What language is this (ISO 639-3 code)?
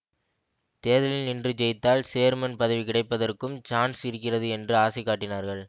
tam